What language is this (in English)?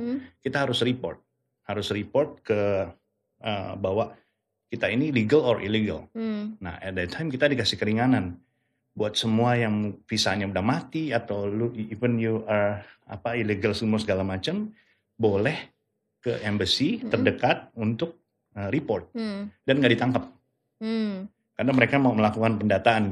Indonesian